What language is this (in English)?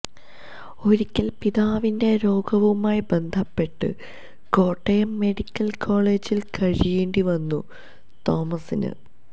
Malayalam